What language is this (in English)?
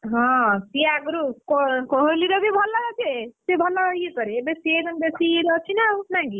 Odia